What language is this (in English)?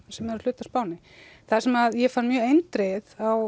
Icelandic